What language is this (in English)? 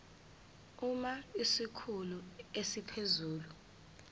Zulu